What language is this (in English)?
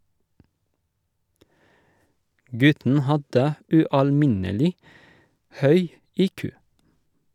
Norwegian